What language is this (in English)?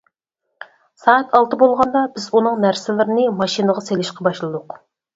Uyghur